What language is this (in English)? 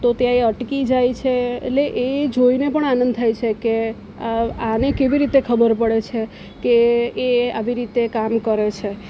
Gujarati